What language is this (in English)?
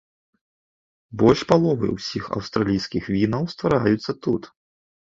Belarusian